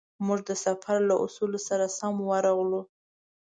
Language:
Pashto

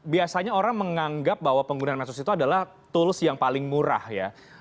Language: Indonesian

